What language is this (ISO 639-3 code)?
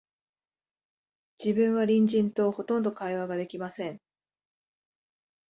jpn